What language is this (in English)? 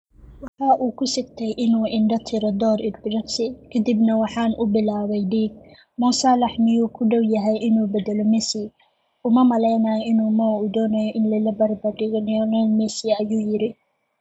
Somali